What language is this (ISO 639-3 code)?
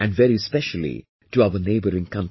eng